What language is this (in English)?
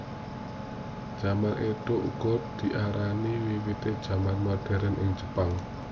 Javanese